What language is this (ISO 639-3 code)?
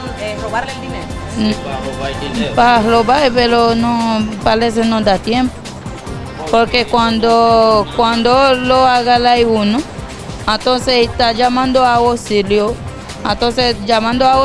spa